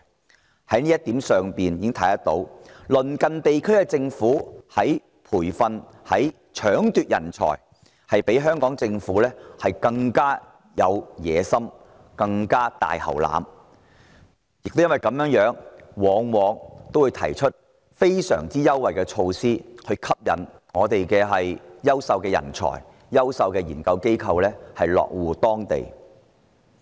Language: Cantonese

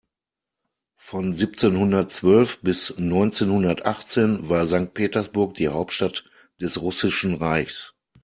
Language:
German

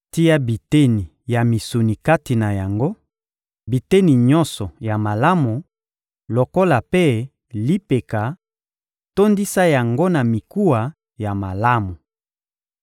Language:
Lingala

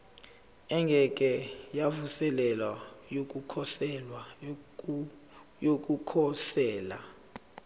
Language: Zulu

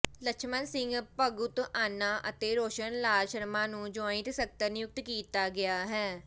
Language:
Punjabi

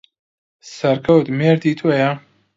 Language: Central Kurdish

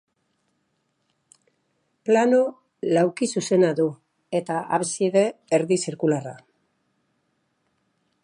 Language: Basque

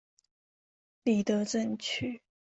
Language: Chinese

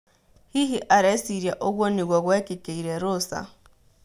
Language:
Kikuyu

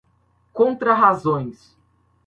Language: Portuguese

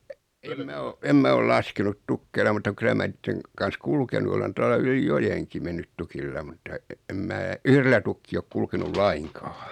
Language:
Finnish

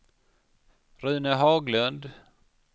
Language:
Swedish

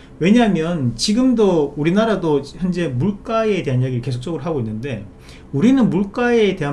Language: Korean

